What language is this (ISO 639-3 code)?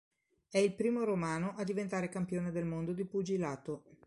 ita